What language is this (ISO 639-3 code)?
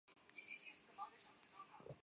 zho